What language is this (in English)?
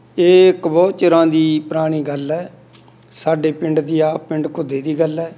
Punjabi